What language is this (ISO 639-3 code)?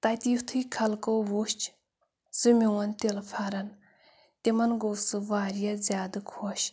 kas